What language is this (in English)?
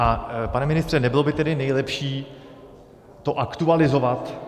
Czech